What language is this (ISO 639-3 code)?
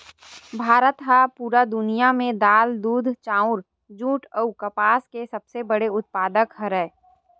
hne